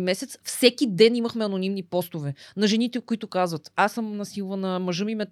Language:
Bulgarian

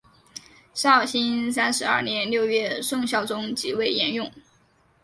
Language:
Chinese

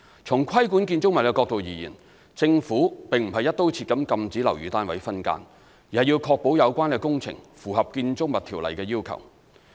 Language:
Cantonese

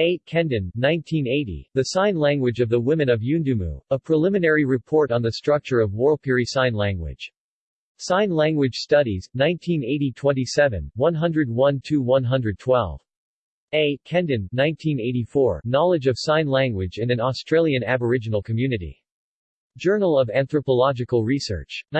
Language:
English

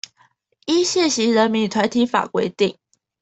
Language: Chinese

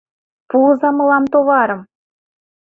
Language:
Mari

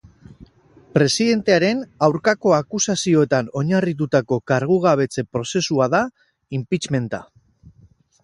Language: Basque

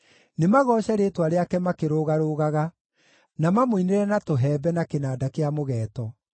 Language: Kikuyu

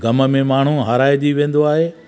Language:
Sindhi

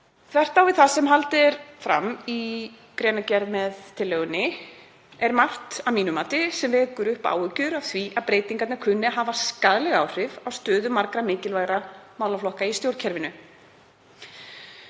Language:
Icelandic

